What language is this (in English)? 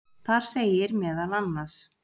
Icelandic